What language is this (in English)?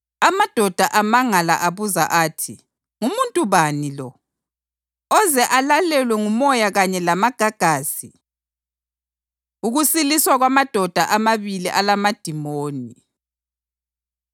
North Ndebele